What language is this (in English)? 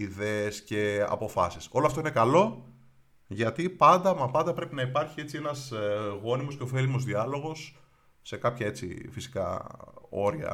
Greek